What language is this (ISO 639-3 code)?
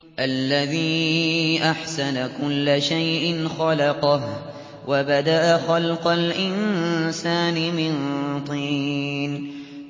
ara